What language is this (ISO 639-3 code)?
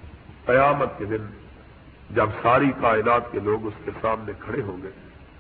urd